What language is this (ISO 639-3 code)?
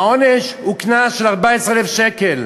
heb